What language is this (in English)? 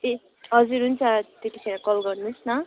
Nepali